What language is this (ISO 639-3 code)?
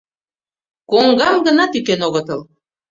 chm